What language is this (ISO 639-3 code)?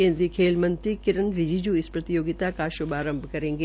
hin